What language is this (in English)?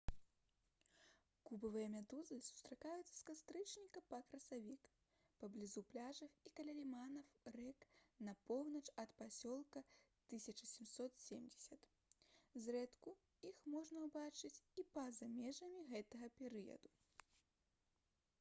Belarusian